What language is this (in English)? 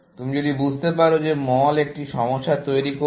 Bangla